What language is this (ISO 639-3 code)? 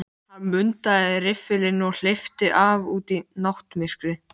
isl